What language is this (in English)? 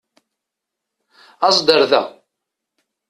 Kabyle